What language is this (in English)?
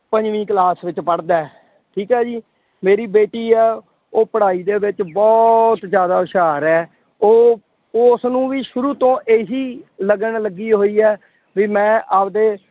Punjabi